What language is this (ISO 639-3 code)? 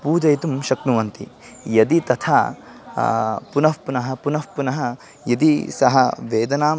san